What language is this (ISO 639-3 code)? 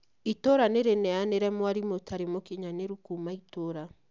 kik